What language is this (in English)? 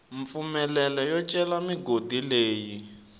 Tsonga